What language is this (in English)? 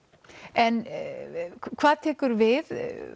Icelandic